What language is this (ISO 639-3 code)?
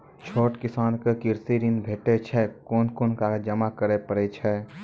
mai